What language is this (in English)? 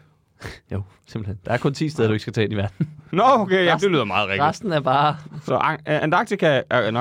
Danish